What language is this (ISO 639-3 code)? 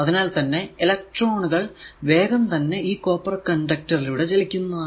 mal